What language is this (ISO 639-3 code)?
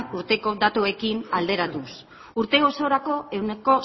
eus